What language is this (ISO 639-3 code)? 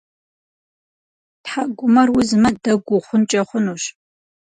kbd